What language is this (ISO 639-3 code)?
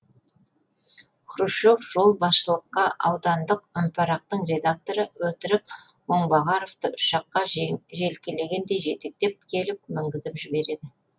kaz